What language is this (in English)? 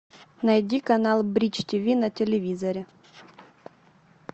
Russian